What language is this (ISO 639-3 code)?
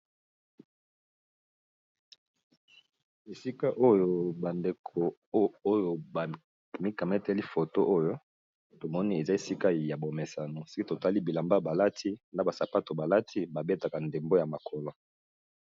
lin